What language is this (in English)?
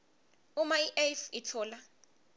Swati